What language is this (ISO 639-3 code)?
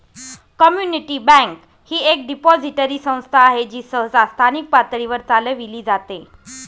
mar